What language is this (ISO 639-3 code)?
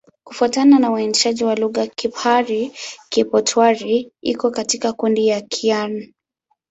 swa